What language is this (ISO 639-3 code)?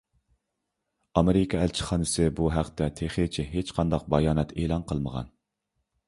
uig